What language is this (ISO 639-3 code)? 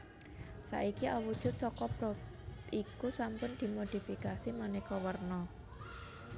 jav